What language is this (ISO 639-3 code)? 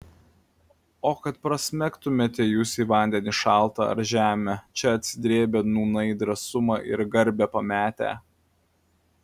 lit